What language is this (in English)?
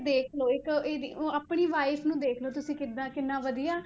Punjabi